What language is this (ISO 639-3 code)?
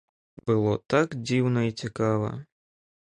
bel